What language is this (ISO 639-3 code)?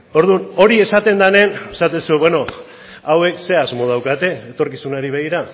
eus